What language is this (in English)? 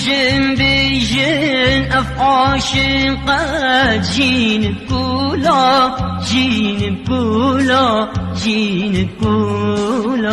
Arabic